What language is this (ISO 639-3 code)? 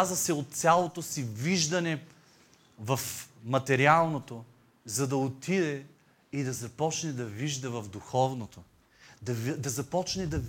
bul